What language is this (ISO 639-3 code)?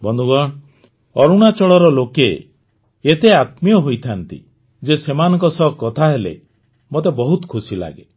ori